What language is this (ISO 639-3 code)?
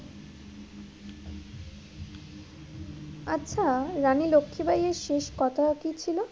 ben